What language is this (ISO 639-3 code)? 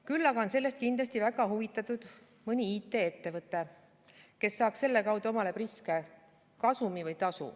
est